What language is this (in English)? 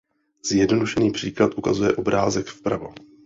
Czech